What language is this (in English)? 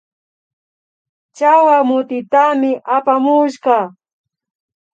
Imbabura Highland Quichua